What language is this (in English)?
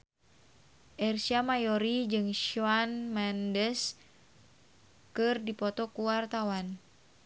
Sundanese